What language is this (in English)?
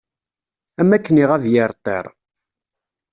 Kabyle